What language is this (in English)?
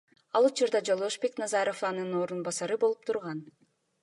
Kyrgyz